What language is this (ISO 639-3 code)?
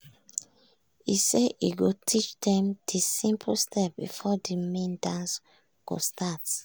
pcm